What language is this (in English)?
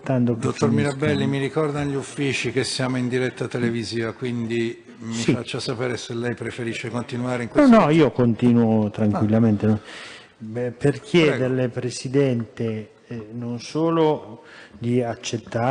Italian